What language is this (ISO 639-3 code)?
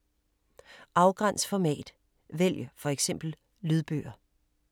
dan